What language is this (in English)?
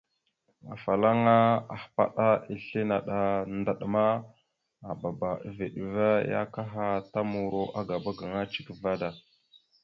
Mada (Cameroon)